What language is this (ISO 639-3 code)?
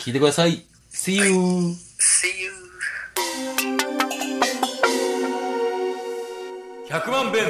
jpn